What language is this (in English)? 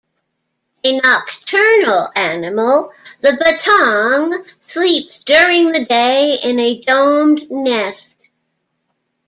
English